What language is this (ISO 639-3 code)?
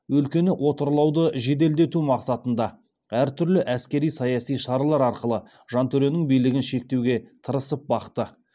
kaz